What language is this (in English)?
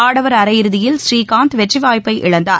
Tamil